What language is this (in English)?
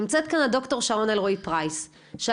Hebrew